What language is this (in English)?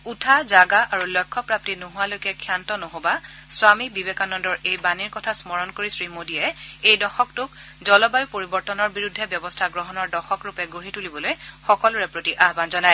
Assamese